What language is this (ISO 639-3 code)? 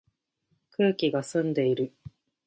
jpn